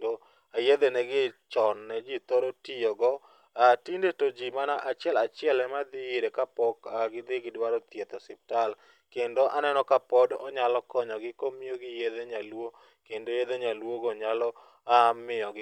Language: Luo (Kenya and Tanzania)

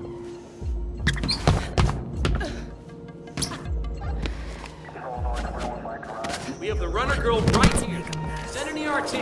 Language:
English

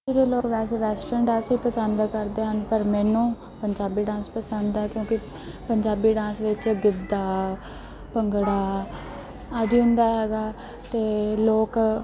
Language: Punjabi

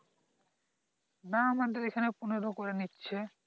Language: Bangla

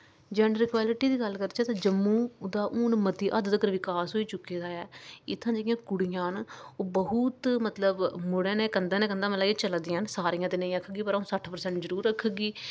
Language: Dogri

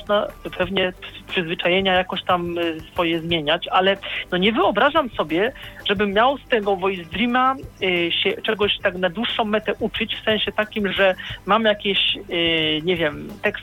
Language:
Polish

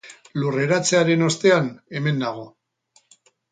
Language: Basque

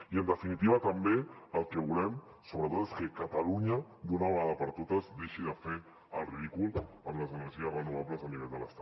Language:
Catalan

